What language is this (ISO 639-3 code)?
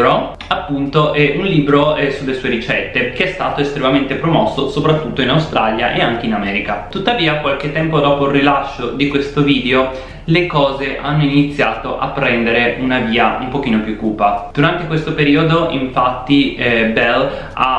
ita